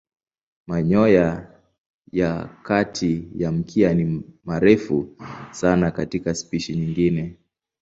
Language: Swahili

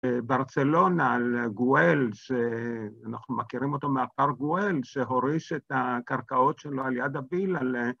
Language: Hebrew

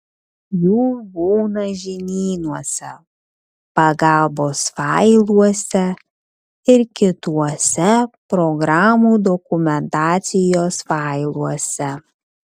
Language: Lithuanian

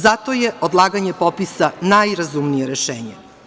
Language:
Serbian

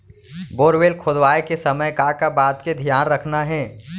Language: Chhattisgarhi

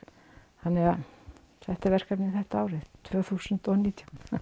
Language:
Icelandic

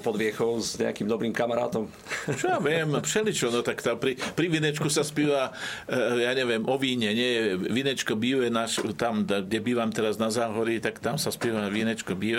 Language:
Slovak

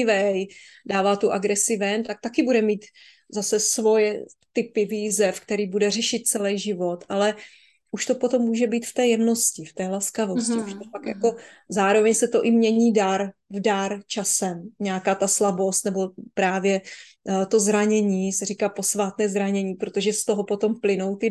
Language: Czech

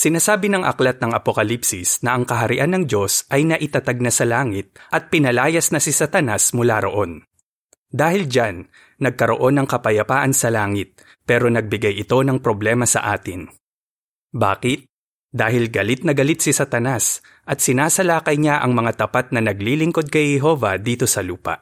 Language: Filipino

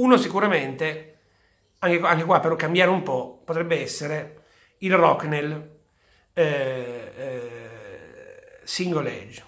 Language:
Italian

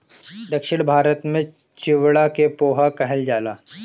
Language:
Bhojpuri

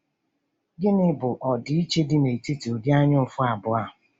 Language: Igbo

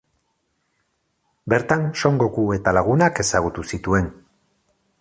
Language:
Basque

